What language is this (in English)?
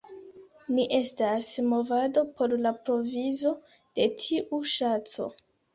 Esperanto